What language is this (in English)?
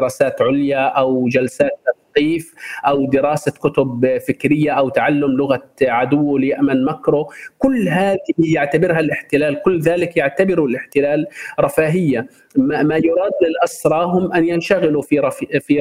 Arabic